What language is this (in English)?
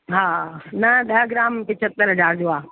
Sindhi